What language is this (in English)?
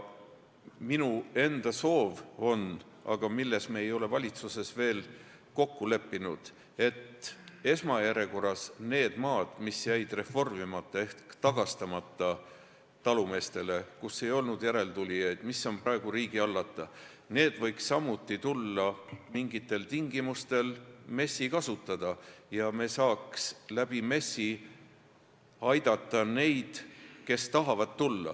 Estonian